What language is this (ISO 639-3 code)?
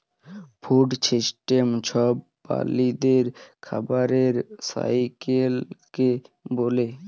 ben